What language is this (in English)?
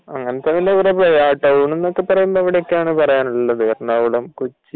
Malayalam